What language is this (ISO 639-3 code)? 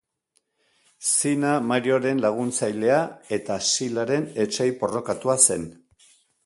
eus